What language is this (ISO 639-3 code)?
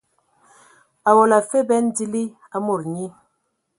ewo